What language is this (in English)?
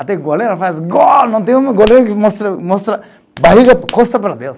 Portuguese